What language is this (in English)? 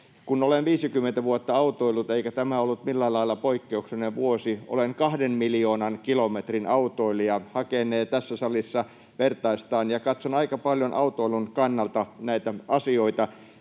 Finnish